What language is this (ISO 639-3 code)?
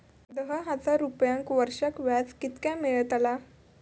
mar